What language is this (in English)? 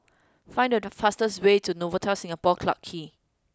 English